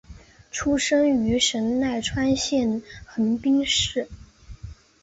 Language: Chinese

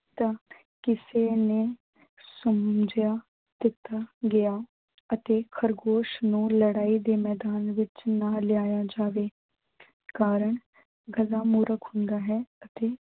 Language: Punjabi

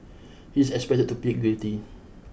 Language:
English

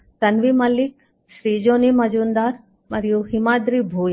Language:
Telugu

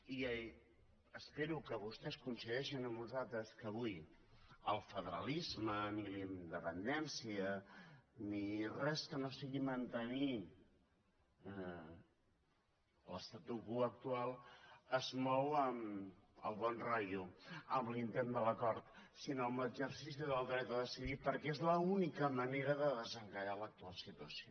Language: Catalan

